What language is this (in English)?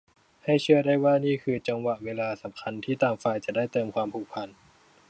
Thai